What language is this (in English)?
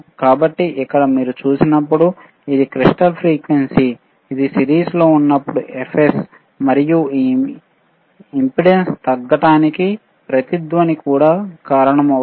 Telugu